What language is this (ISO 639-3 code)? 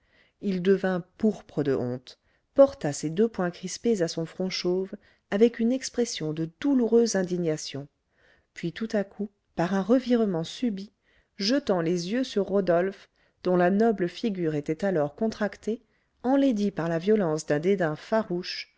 fra